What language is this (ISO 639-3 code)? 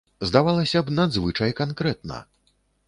bel